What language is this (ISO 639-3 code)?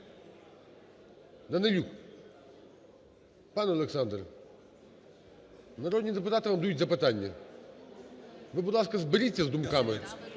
ukr